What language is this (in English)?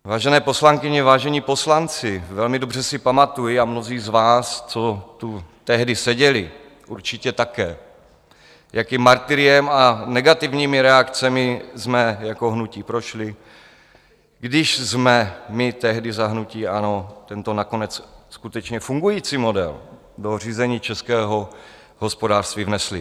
Czech